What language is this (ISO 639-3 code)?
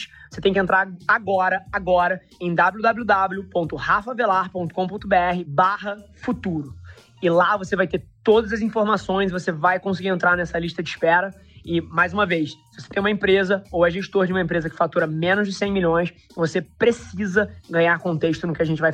por